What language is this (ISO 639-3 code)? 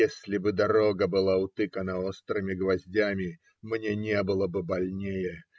rus